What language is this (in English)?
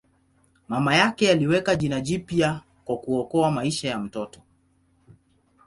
Swahili